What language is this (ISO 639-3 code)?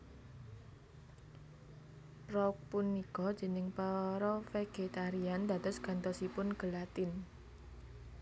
jav